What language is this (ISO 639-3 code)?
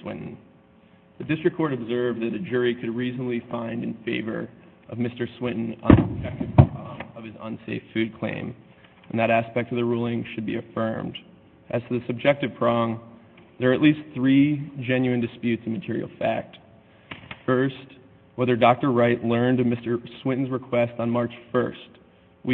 eng